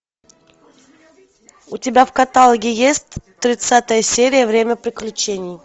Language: Russian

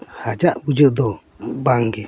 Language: Santali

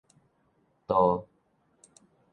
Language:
Min Nan Chinese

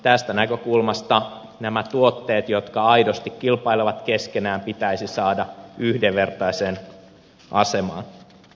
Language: Finnish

